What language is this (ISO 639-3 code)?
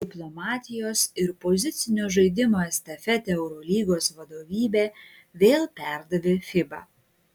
lit